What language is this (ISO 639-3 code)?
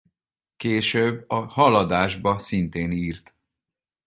hun